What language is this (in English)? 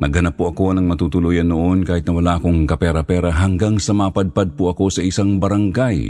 Filipino